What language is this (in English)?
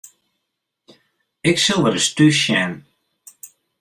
Western Frisian